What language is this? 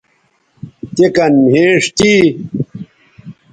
Bateri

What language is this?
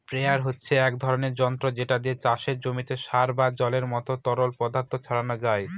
Bangla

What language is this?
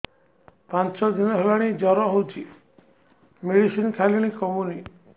Odia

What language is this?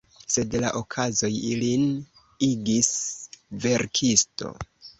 Esperanto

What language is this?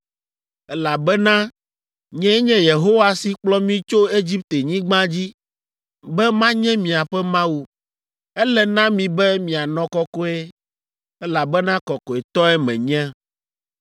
Ewe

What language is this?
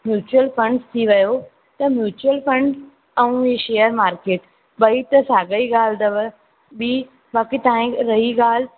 Sindhi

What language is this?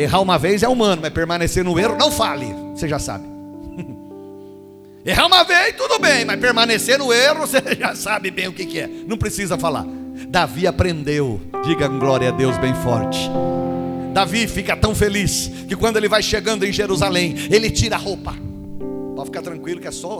Portuguese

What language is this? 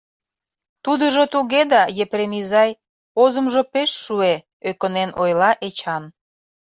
Mari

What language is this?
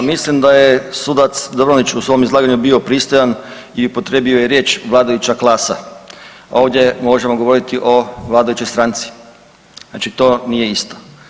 Croatian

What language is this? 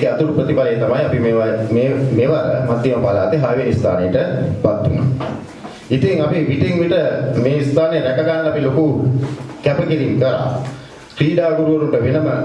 Indonesian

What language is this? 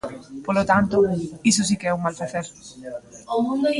Galician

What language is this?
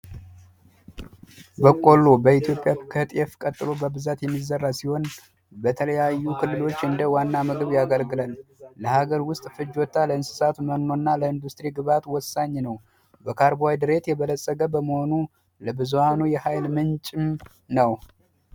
Amharic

